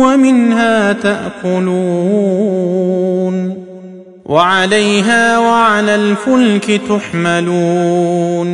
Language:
Arabic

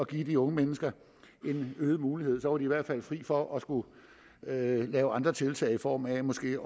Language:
Danish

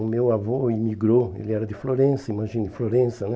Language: Portuguese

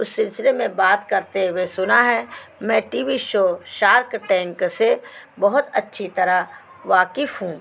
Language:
Urdu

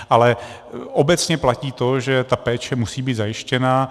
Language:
Czech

